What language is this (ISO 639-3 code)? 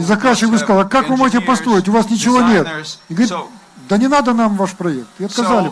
rus